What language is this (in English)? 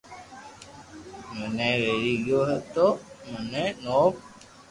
Loarki